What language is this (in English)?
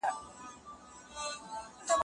Pashto